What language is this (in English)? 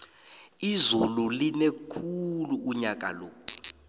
South Ndebele